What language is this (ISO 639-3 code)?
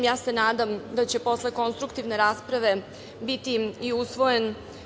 srp